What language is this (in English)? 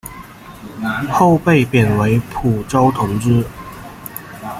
Chinese